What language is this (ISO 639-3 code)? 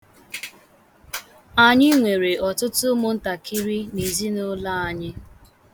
ibo